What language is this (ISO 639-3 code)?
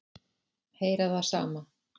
isl